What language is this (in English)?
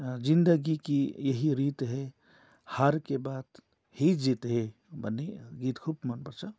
Nepali